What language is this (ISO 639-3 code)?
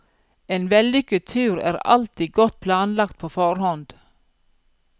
nor